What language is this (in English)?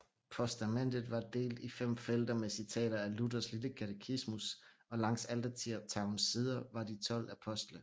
Danish